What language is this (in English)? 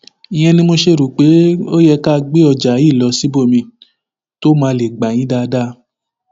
Yoruba